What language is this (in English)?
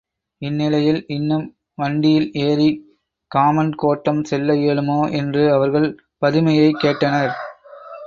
Tamil